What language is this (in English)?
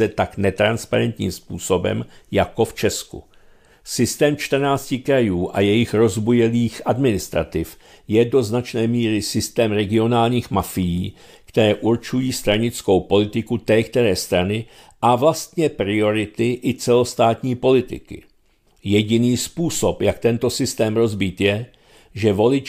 Czech